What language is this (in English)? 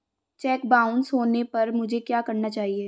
Hindi